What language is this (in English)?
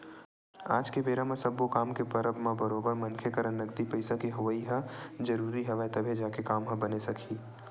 Chhattisgarhi